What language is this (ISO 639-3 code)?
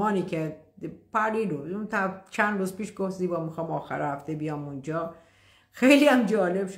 fas